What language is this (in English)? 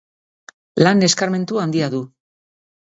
Basque